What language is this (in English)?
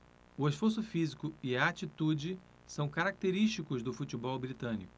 Portuguese